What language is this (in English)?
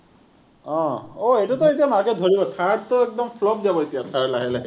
Assamese